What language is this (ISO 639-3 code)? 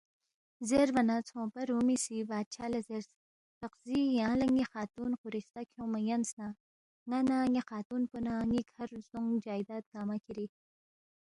bft